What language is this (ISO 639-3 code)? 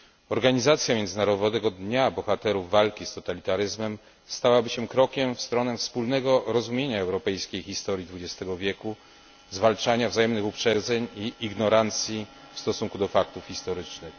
pol